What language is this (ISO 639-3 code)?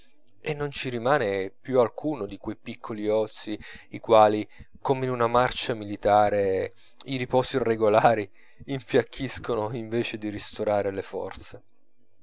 ita